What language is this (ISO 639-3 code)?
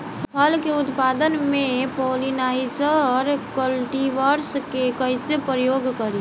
bho